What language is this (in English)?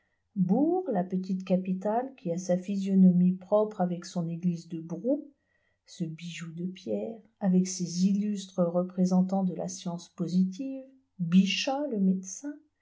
French